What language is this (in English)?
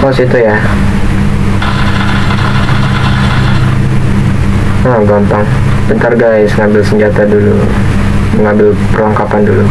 Indonesian